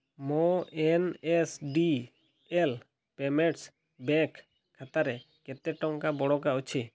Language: Odia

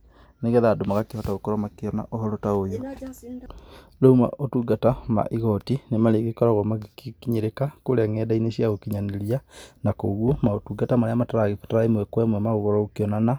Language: Kikuyu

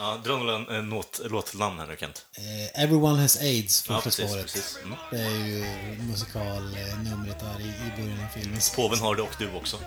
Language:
Swedish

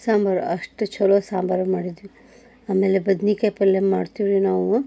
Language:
Kannada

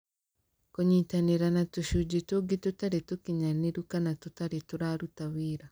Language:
Kikuyu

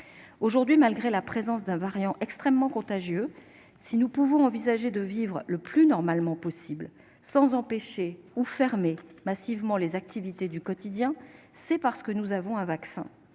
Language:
French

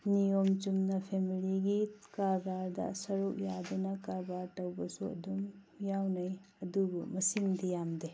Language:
Manipuri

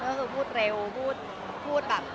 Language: Thai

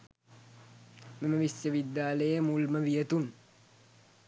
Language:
Sinhala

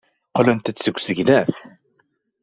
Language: Kabyle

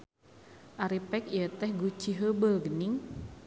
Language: Sundanese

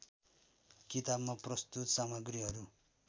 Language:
Nepali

